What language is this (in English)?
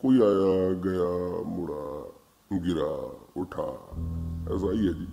Hindi